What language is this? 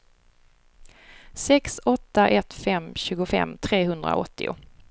Swedish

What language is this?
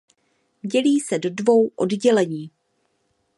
Czech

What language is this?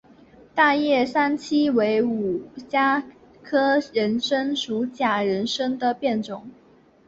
Chinese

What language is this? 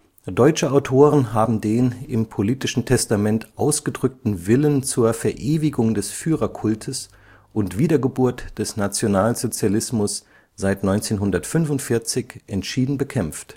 German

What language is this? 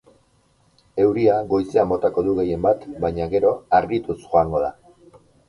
Basque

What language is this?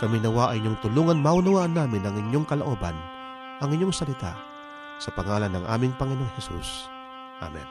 Filipino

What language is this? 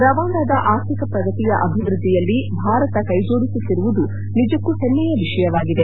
Kannada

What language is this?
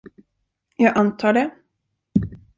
Swedish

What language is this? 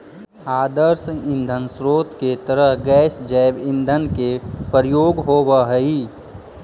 Magahi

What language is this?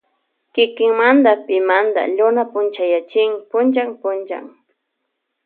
Loja Highland Quichua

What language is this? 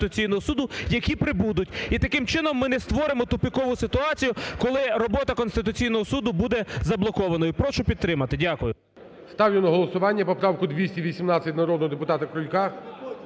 Ukrainian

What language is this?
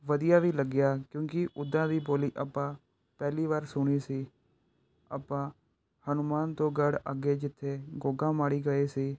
Punjabi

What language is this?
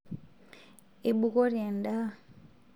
Masai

